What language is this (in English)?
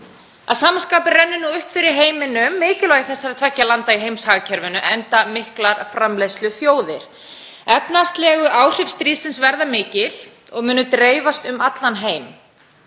Icelandic